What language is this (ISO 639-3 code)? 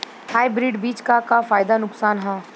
bho